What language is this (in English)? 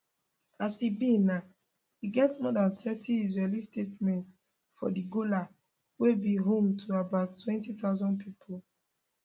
Nigerian Pidgin